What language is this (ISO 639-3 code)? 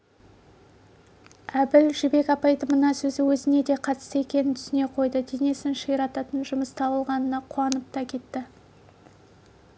kaz